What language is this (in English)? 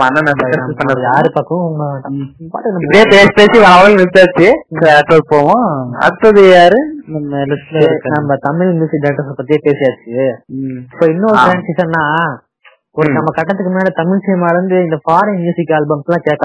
Tamil